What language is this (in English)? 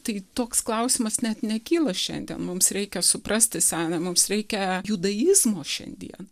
Lithuanian